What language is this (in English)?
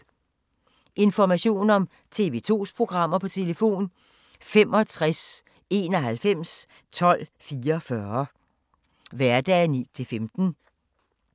Danish